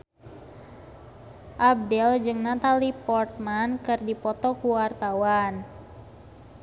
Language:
Sundanese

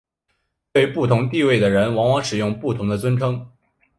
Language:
Chinese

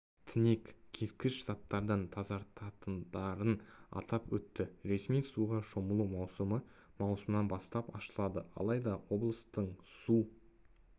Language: Kazakh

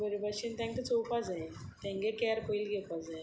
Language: Konkani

